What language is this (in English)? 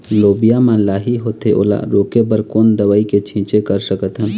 Chhattisgarhi